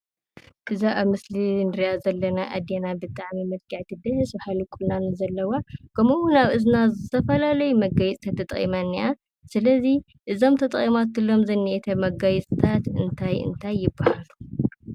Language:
Tigrinya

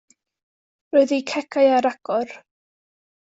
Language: Welsh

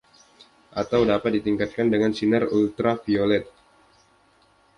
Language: Indonesian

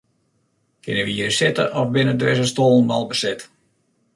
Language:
Western Frisian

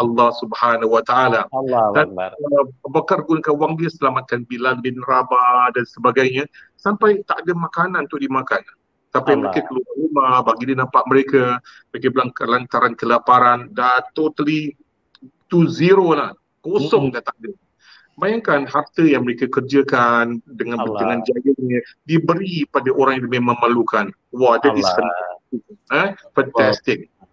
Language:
Malay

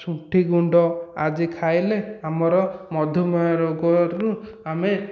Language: Odia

